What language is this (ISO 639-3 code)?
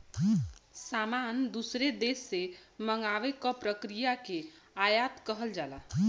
bho